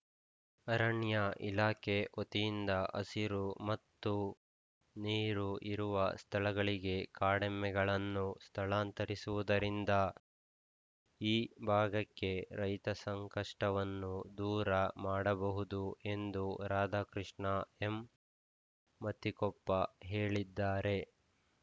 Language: Kannada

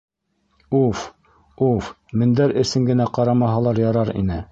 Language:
Bashkir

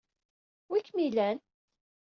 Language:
Kabyle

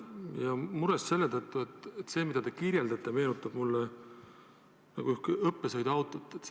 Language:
Estonian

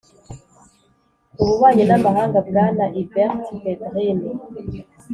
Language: Kinyarwanda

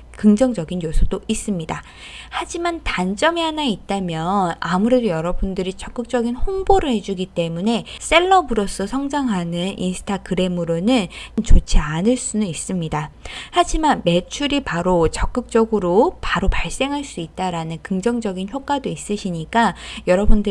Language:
Korean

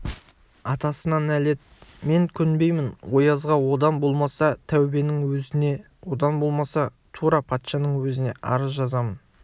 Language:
Kazakh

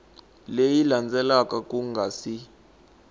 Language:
Tsonga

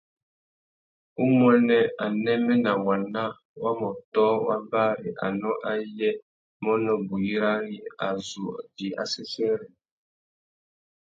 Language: Tuki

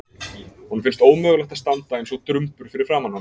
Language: Icelandic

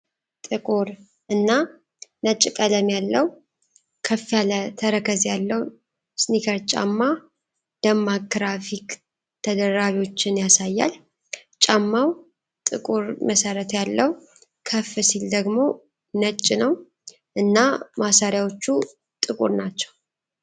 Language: Amharic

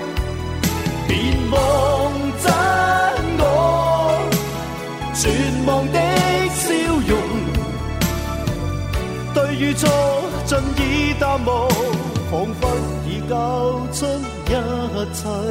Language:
Chinese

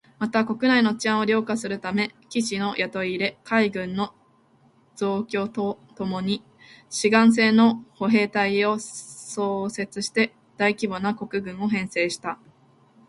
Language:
Japanese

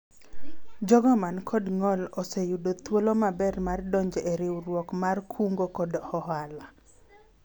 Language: Luo (Kenya and Tanzania)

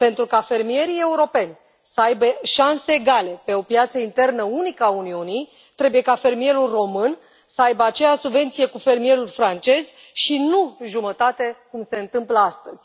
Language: Romanian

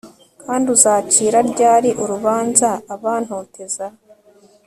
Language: Kinyarwanda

